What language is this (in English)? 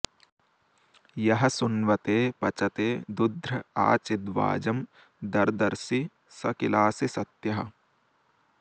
Sanskrit